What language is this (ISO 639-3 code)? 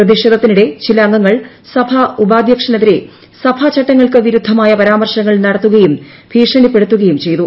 mal